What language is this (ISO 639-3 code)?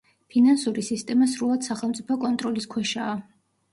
kat